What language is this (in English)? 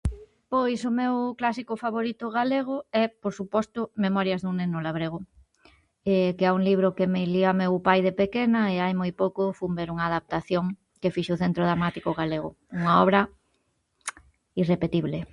Galician